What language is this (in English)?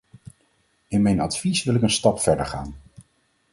Dutch